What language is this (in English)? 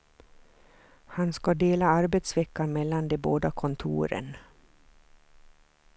Swedish